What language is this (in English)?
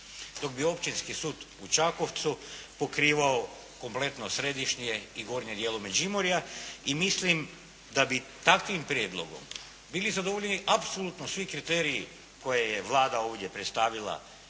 Croatian